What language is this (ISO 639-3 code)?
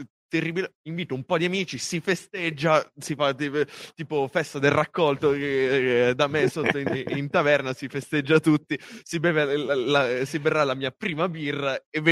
ita